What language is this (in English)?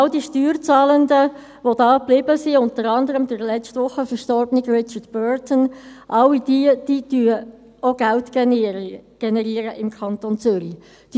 Swiss German